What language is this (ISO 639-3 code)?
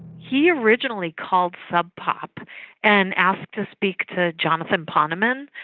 eng